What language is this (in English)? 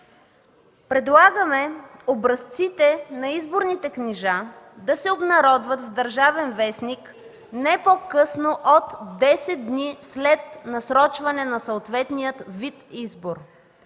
Bulgarian